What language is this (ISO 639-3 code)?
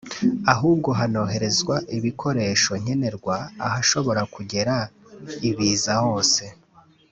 kin